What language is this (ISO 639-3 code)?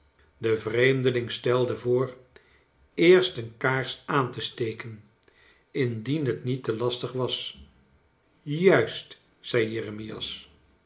nld